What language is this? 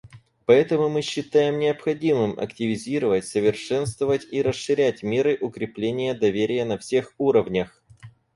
Russian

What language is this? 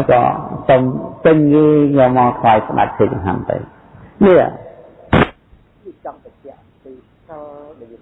Vietnamese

